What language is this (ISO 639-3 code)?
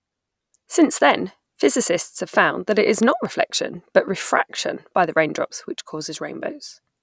eng